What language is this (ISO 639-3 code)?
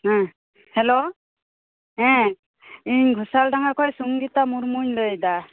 sat